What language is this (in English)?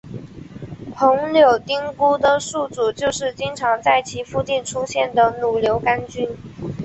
Chinese